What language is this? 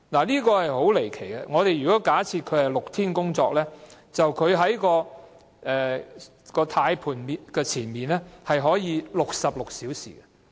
Cantonese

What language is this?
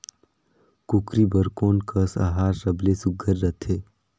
Chhattisgarhi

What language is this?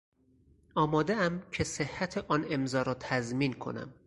Persian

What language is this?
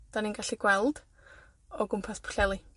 Welsh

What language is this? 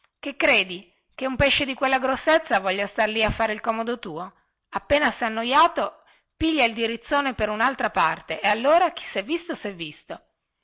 Italian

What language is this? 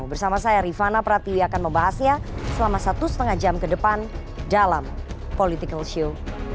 Indonesian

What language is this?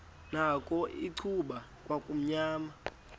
Xhosa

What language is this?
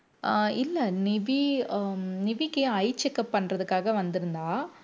Tamil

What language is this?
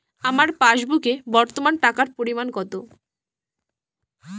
Bangla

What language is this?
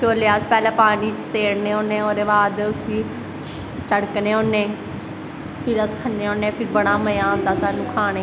Dogri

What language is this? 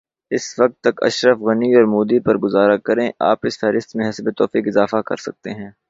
Urdu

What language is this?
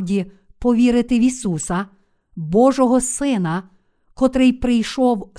Ukrainian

